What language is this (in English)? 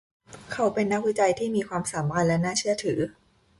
Thai